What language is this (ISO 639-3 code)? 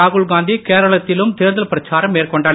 tam